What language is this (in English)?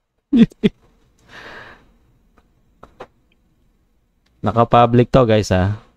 Filipino